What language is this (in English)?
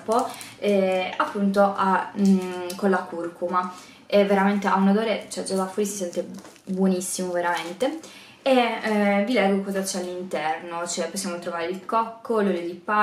Italian